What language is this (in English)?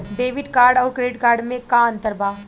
Bhojpuri